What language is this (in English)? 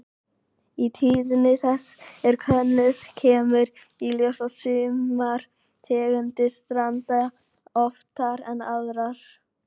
Icelandic